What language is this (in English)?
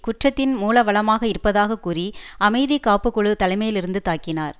Tamil